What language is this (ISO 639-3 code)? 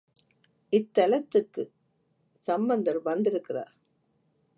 tam